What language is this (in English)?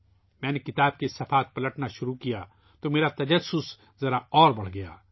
Urdu